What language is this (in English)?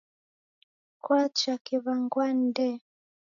Taita